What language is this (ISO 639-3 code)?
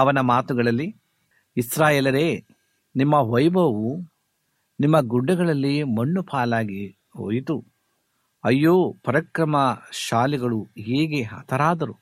kan